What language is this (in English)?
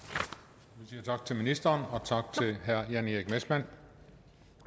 Danish